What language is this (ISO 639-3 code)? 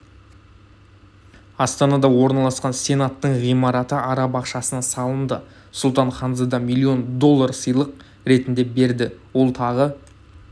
kaz